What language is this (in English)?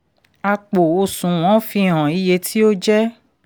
Yoruba